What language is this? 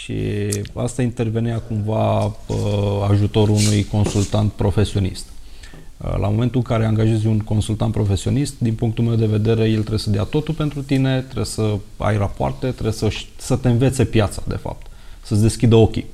Romanian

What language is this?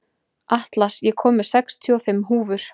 Icelandic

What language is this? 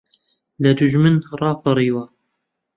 Central Kurdish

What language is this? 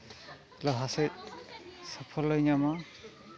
Santali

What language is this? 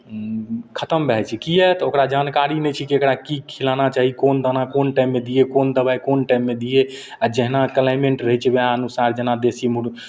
Maithili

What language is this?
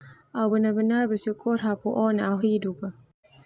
Termanu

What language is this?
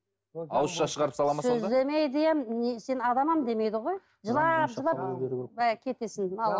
Kazakh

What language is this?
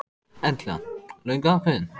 Icelandic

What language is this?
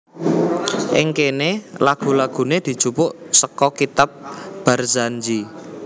Javanese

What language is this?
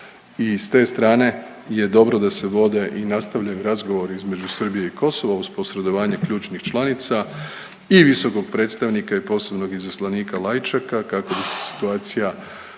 Croatian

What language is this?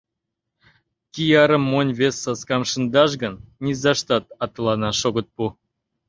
Mari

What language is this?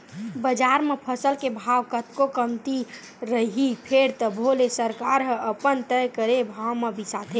Chhattisgarhi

